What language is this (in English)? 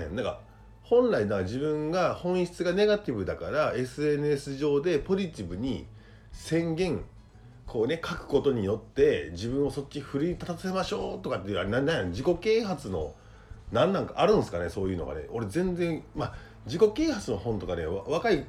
Japanese